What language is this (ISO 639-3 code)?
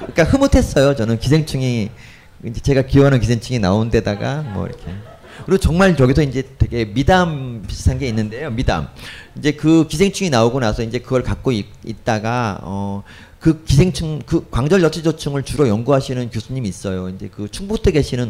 kor